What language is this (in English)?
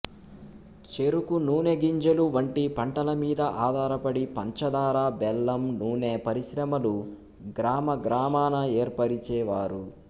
Telugu